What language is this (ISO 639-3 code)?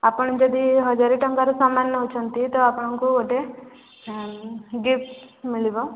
ori